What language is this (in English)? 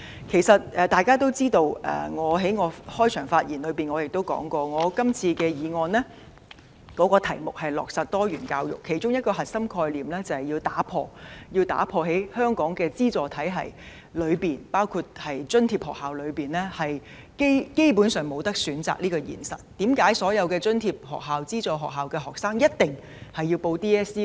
Cantonese